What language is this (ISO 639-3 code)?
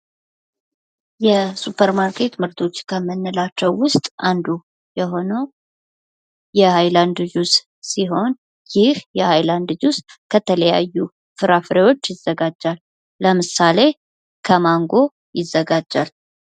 amh